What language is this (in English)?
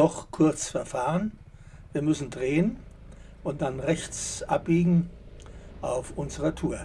German